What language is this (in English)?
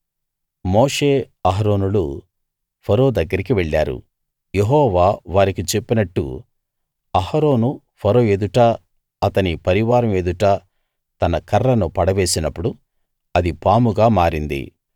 Telugu